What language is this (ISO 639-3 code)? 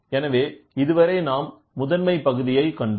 tam